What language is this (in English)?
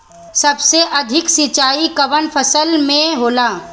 Bhojpuri